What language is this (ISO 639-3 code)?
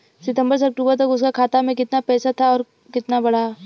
bho